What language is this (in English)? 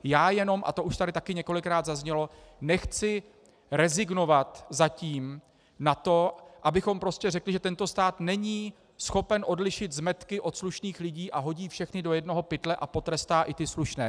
Czech